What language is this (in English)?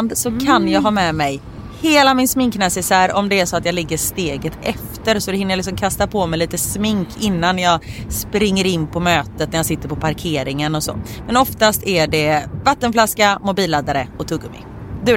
Swedish